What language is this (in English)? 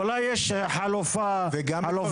Hebrew